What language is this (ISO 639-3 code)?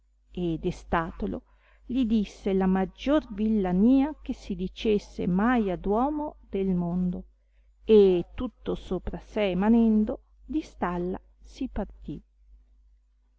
ita